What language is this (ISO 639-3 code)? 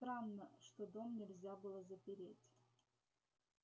rus